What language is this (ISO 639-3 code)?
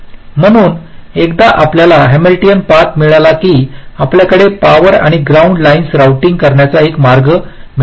mar